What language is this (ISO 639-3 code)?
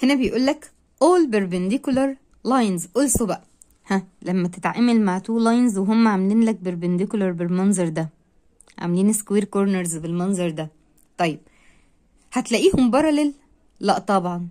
ara